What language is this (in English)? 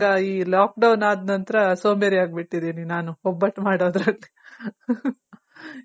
Kannada